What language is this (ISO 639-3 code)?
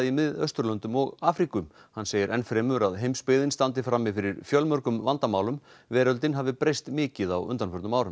isl